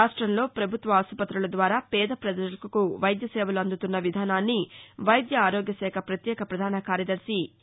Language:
Telugu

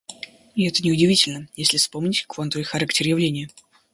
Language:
Russian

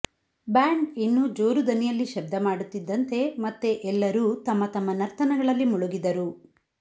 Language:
Kannada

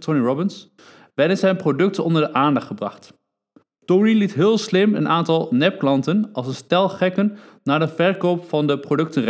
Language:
Dutch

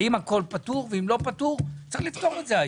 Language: Hebrew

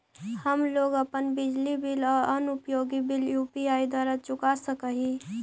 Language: Magahi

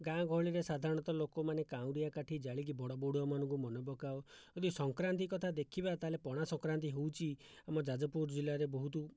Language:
Odia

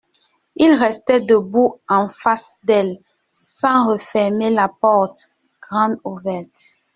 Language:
French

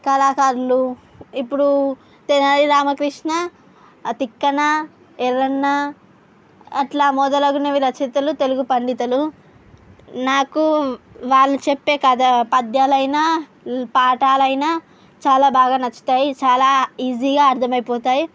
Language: Telugu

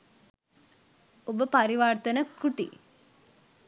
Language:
Sinhala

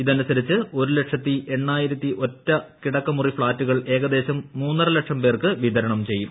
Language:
Malayalam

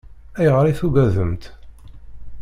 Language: Kabyle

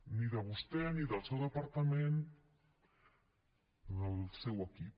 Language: Catalan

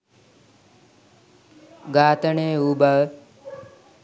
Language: Sinhala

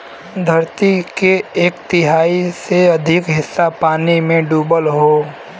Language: Bhojpuri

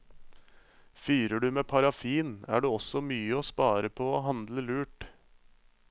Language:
Norwegian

